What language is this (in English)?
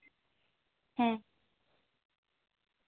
Santali